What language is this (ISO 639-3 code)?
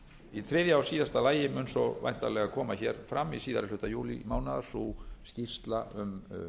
isl